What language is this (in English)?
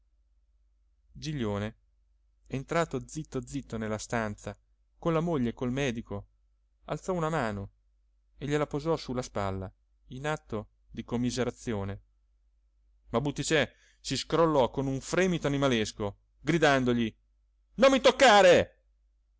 Italian